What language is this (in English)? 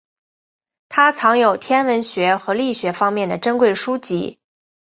Chinese